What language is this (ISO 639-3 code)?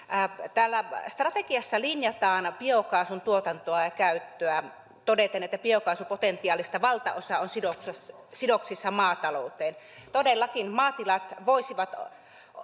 fin